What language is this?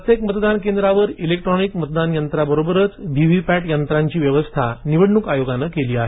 Marathi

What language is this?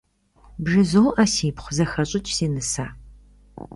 Kabardian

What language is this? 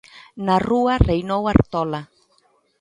Galician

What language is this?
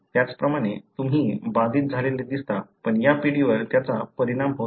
Marathi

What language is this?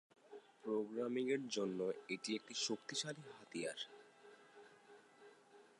Bangla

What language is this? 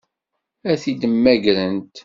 Kabyle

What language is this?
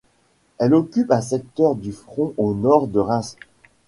French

